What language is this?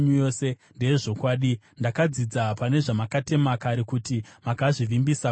Shona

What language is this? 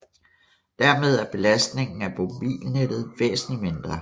Danish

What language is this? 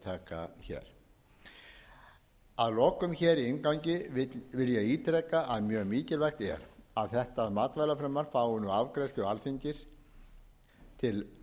Icelandic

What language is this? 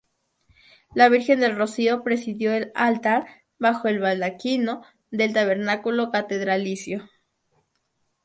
Spanish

